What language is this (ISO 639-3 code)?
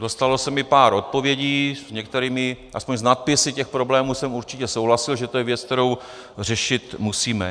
ces